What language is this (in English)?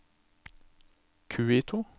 Norwegian